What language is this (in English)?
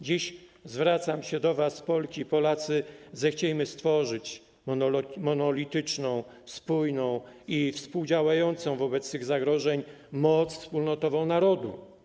Polish